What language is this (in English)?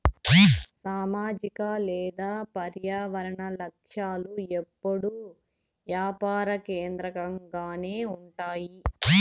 Telugu